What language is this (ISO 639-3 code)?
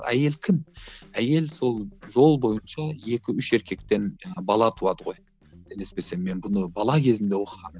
kaz